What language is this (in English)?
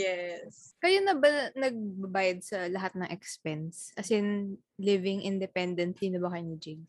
Filipino